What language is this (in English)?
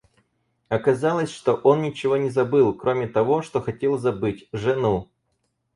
Russian